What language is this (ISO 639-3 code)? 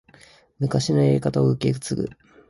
jpn